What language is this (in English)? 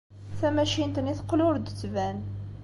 Kabyle